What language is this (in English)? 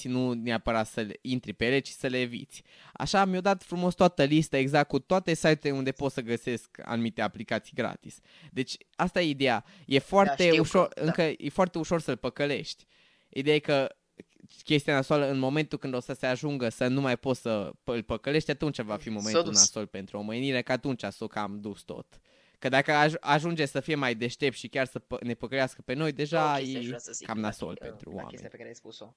Romanian